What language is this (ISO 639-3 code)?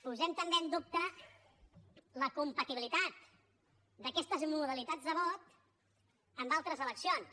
cat